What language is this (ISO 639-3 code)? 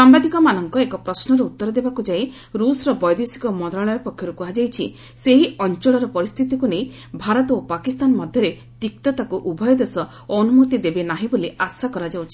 ori